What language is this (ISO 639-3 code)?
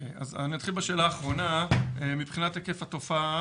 heb